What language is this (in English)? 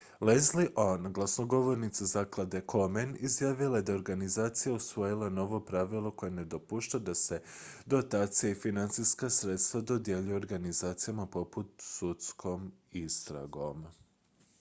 Croatian